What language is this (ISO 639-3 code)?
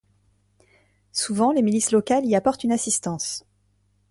fra